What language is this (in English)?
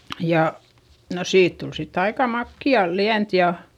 Finnish